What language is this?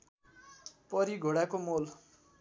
Nepali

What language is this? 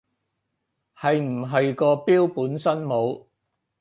Cantonese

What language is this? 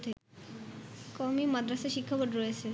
Bangla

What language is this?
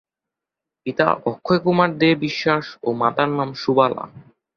Bangla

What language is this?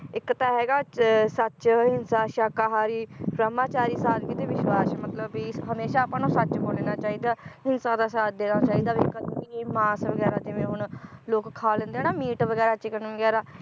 Punjabi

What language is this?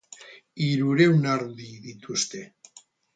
Basque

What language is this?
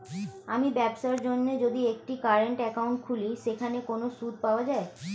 Bangla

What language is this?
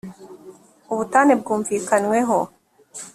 Kinyarwanda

